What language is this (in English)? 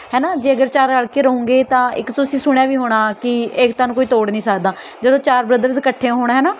Punjabi